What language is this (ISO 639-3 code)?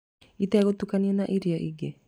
kik